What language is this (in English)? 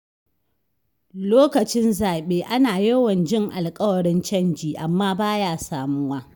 Hausa